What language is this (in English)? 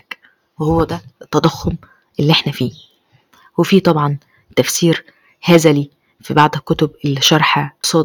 Arabic